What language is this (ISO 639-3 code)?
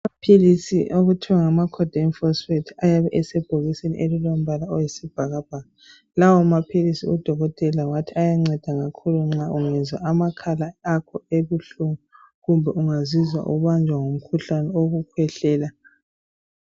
nde